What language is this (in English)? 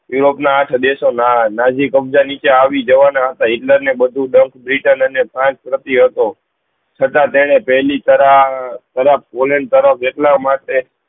Gujarati